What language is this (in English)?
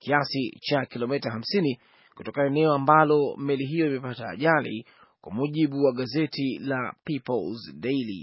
Swahili